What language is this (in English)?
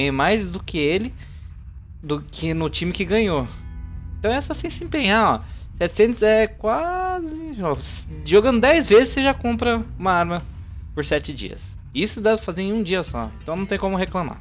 Portuguese